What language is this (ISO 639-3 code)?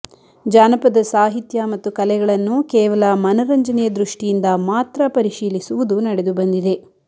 kan